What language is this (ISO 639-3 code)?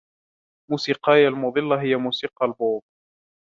ara